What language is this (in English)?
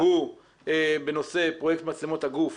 Hebrew